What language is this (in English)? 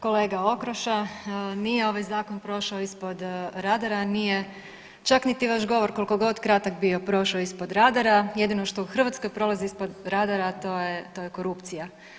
Croatian